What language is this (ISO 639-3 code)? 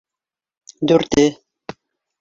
bak